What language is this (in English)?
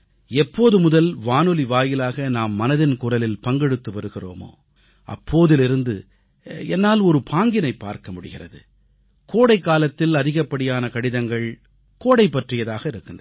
Tamil